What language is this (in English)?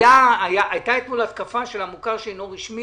Hebrew